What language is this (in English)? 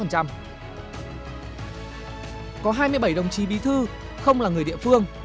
Vietnamese